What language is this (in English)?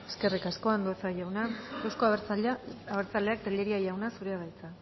Basque